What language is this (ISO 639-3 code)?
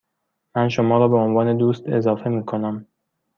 fas